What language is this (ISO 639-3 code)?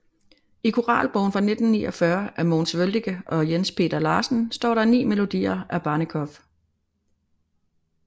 dan